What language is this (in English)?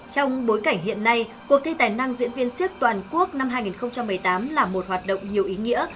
Vietnamese